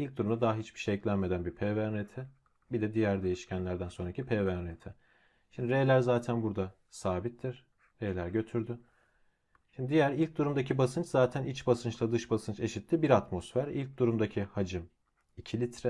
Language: Turkish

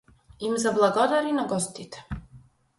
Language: Macedonian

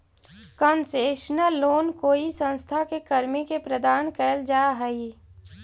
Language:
Magahi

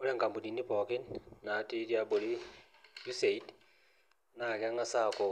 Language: Masai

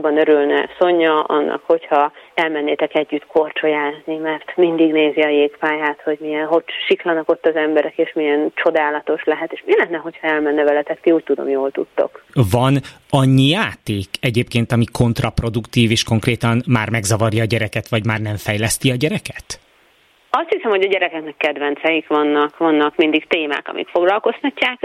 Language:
Hungarian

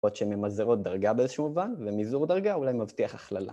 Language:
Hebrew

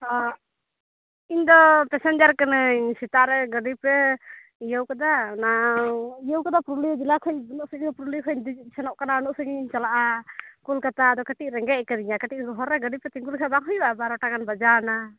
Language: Santali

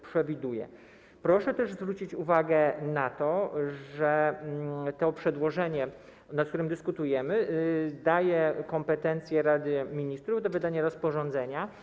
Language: Polish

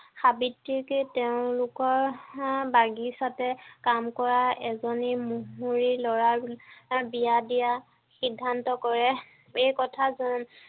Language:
Assamese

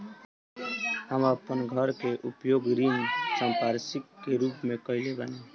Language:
Bhojpuri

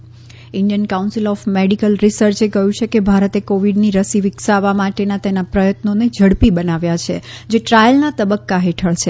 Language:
Gujarati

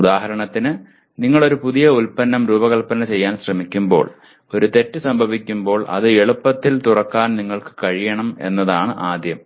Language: Malayalam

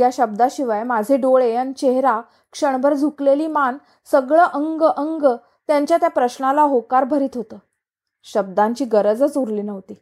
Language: Marathi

